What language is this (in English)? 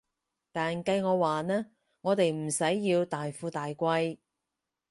Cantonese